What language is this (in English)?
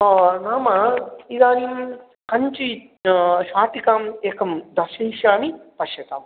Sanskrit